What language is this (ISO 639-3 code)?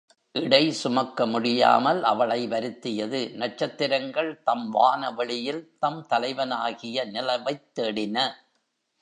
tam